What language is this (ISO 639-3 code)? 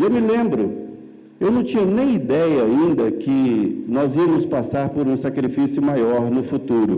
por